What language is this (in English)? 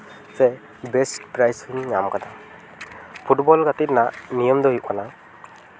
Santali